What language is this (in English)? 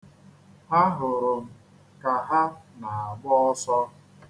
Igbo